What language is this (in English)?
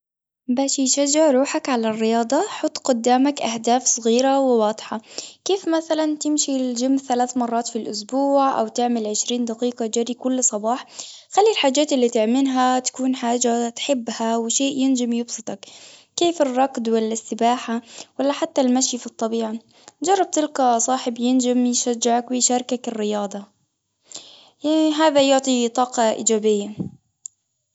Tunisian Arabic